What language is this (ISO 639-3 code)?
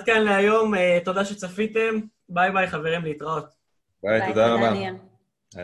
heb